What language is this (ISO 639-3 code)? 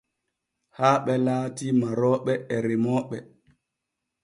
fue